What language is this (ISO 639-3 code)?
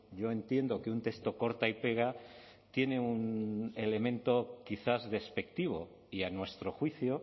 spa